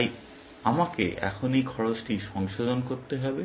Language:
Bangla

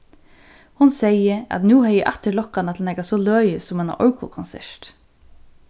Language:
Faroese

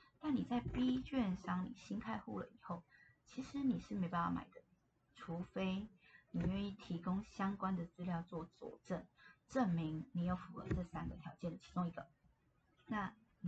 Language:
Chinese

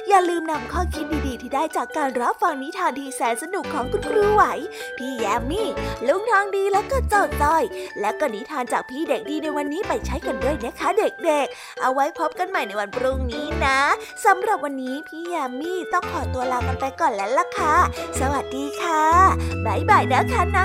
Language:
Thai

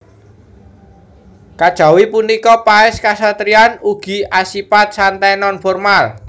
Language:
Javanese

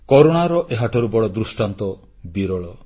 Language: Odia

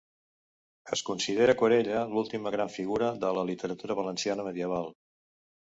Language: Catalan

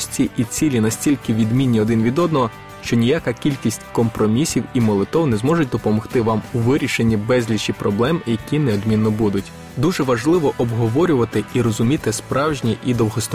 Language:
Ukrainian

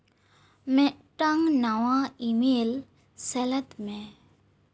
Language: Santali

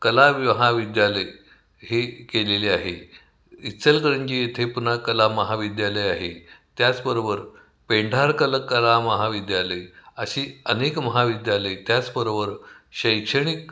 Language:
Marathi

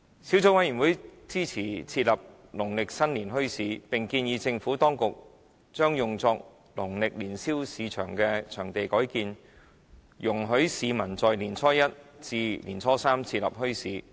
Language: Cantonese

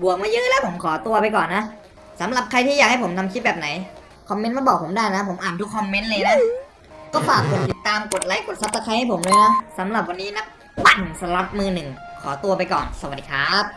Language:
Thai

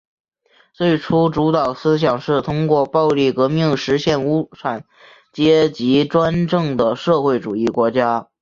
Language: Chinese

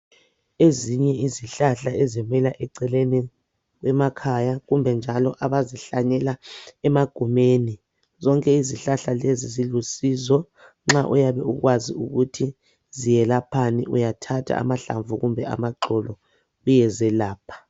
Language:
North Ndebele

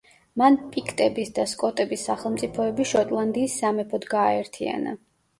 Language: Georgian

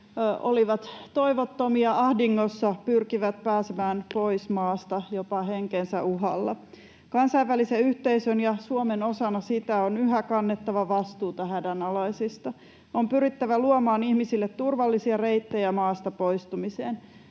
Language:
Finnish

